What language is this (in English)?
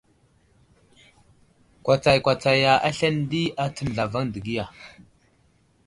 Wuzlam